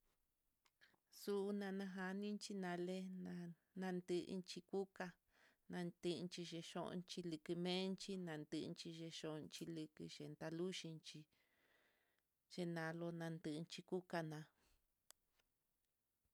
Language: Mitlatongo Mixtec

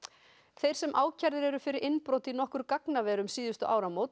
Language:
Icelandic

